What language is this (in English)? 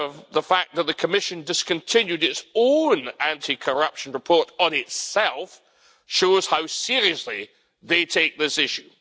English